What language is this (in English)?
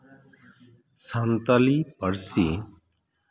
Santali